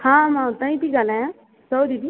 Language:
Sindhi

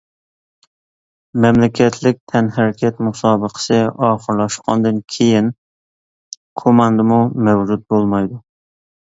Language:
Uyghur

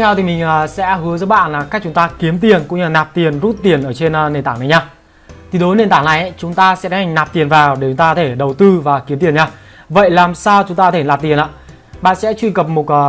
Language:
Vietnamese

